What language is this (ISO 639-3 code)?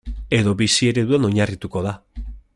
eus